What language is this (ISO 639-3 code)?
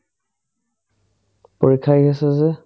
asm